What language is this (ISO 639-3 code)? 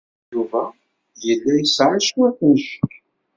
kab